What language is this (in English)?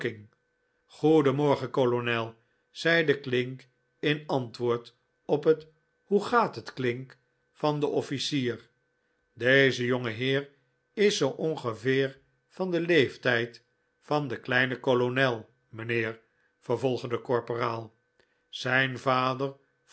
Dutch